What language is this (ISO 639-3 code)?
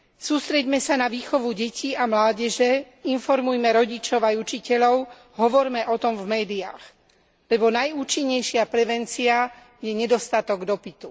slk